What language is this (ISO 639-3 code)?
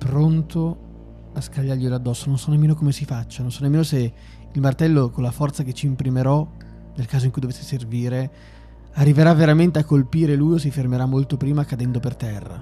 ita